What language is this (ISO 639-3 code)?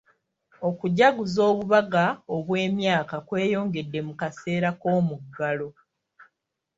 lug